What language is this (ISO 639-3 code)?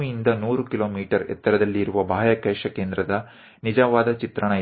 kan